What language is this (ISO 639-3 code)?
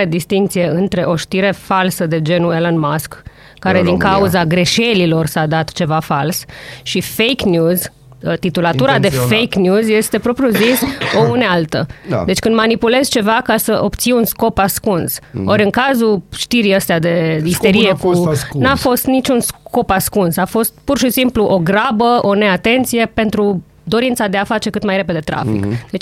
ron